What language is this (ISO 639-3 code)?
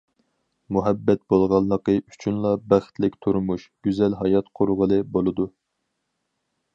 uig